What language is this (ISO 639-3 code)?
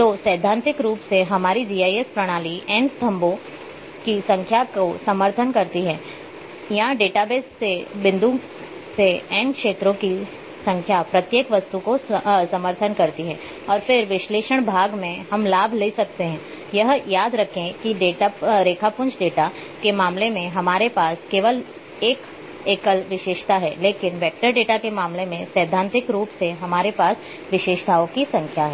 hin